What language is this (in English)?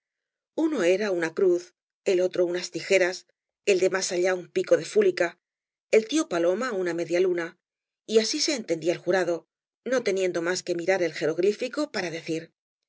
Spanish